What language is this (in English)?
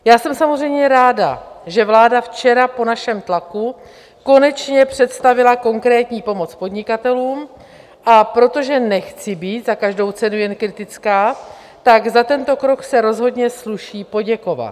Czech